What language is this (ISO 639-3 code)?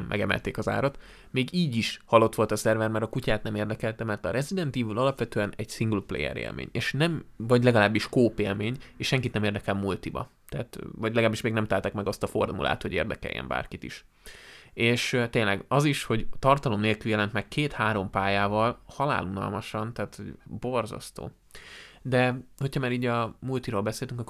hun